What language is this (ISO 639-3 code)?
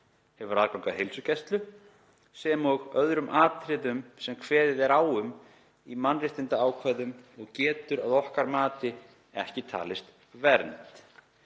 isl